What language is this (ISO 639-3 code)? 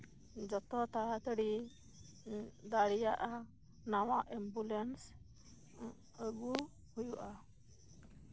sat